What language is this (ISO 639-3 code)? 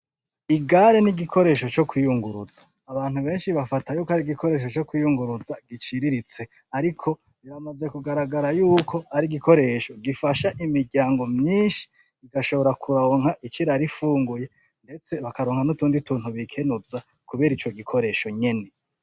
run